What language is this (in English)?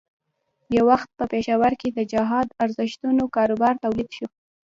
Pashto